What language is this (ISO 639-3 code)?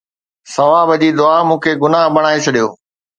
snd